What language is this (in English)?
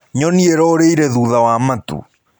Kikuyu